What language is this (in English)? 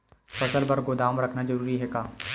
Chhattisgarhi